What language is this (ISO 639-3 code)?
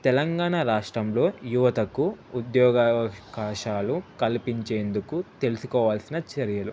tel